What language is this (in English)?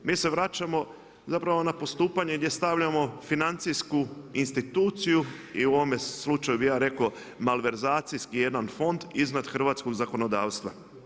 Croatian